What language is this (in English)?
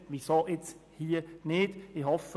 Swiss German